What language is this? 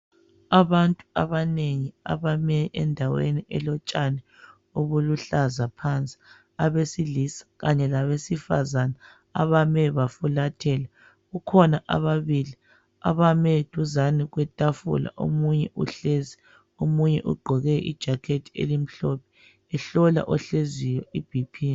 North Ndebele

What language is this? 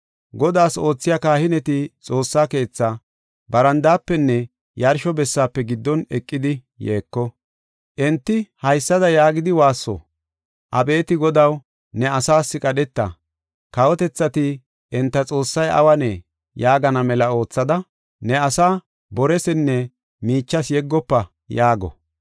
Gofa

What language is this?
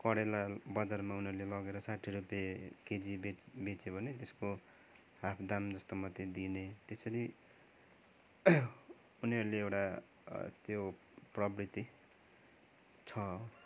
Nepali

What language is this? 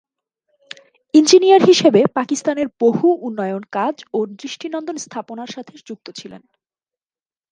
Bangla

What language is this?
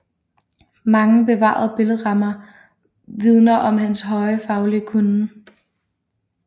Danish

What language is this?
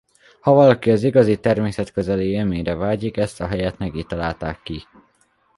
Hungarian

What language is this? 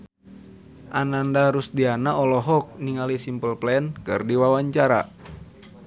Sundanese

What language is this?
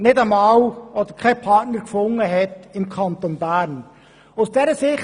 Swiss German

